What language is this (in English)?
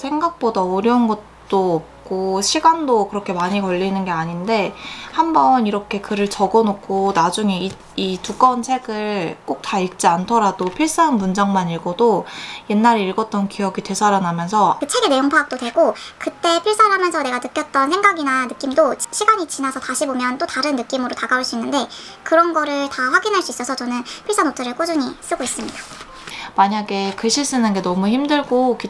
Korean